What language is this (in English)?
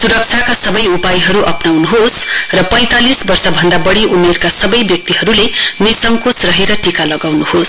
Nepali